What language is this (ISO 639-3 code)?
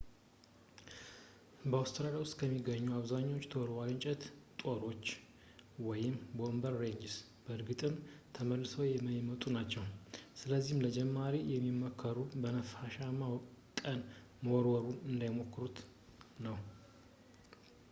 amh